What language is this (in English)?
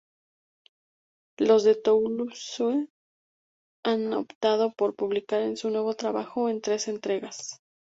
Spanish